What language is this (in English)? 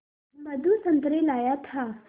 Hindi